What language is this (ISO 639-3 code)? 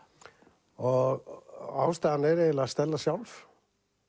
isl